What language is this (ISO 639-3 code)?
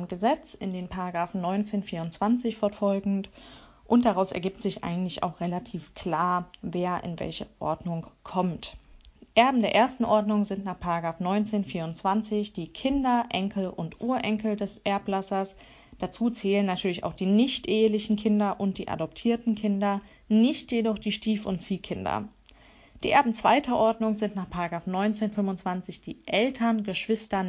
deu